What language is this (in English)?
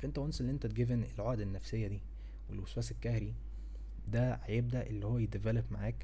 Arabic